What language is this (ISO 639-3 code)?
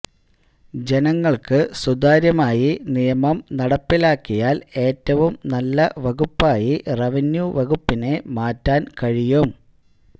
mal